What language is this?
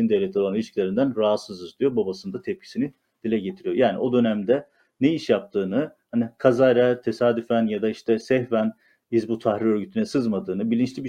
Turkish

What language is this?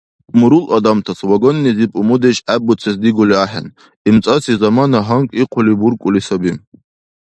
Dargwa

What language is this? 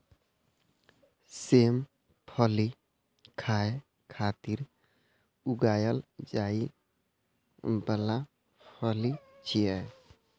Maithili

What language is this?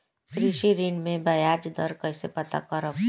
Bhojpuri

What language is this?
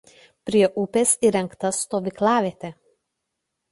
Lithuanian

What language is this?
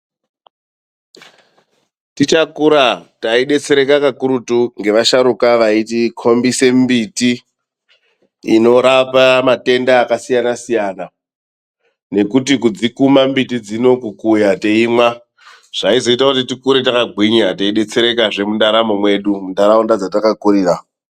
Ndau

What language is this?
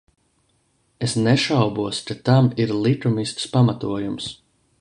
Latvian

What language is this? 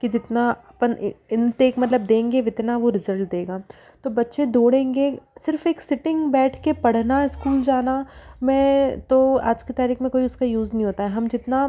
Hindi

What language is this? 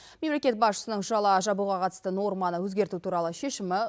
Kazakh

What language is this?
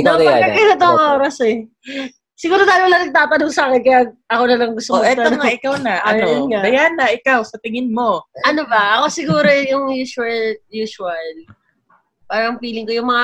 Filipino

